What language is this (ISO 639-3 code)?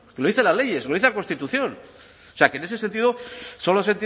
spa